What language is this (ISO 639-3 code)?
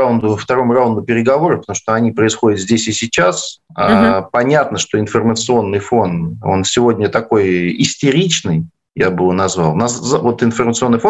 rus